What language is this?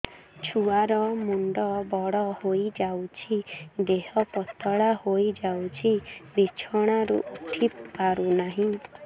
Odia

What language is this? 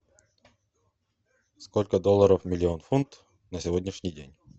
Russian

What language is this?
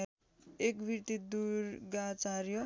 Nepali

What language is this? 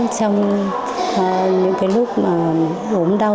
Vietnamese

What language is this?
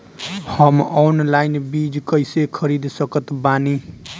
Bhojpuri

